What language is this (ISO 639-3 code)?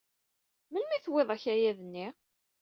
kab